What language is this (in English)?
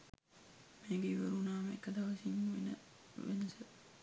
Sinhala